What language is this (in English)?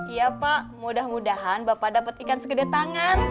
Indonesian